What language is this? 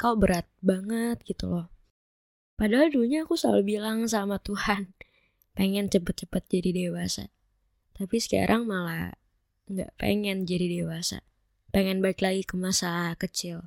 Indonesian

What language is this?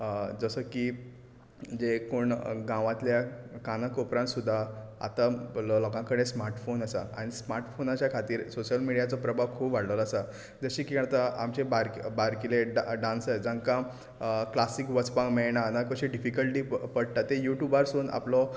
Konkani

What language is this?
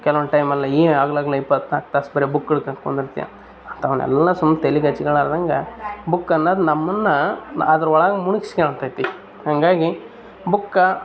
Kannada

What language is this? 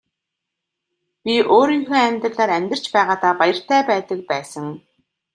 Mongolian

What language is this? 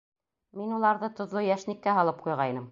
Bashkir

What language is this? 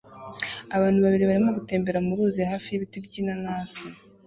Kinyarwanda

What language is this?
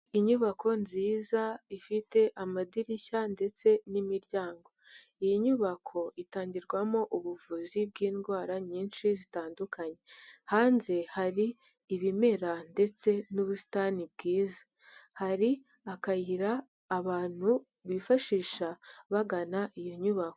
Kinyarwanda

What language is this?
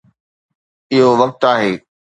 Sindhi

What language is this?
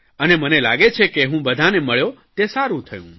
Gujarati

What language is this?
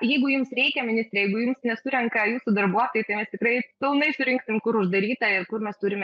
Lithuanian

